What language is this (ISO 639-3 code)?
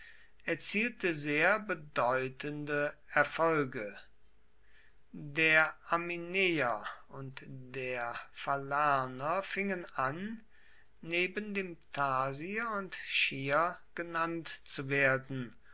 deu